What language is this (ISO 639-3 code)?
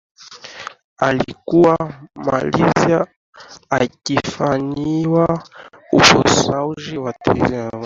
swa